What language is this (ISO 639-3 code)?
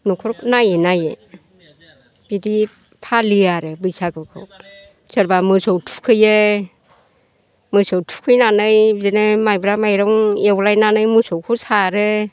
brx